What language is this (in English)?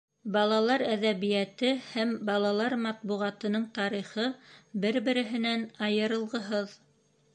Bashkir